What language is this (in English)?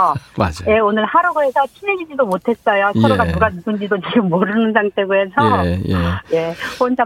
Korean